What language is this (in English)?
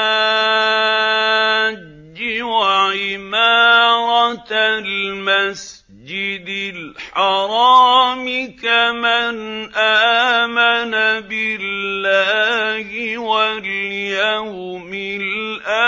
Arabic